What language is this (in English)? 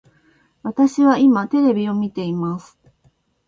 Japanese